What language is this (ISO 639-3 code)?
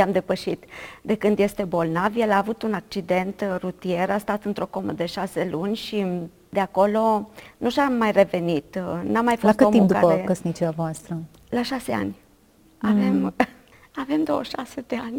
ron